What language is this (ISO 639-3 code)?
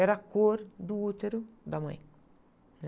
por